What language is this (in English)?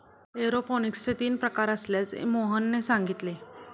Marathi